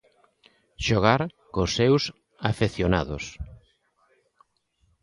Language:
Galician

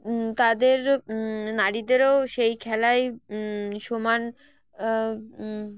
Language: Bangla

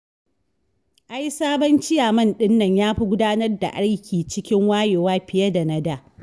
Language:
Hausa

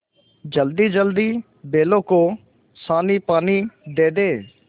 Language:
Hindi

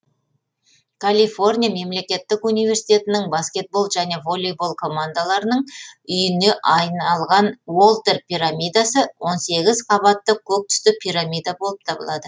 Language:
Kazakh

